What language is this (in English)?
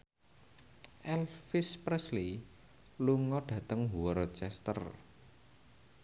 Javanese